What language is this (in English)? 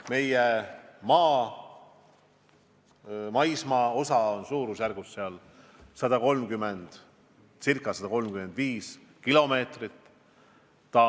Estonian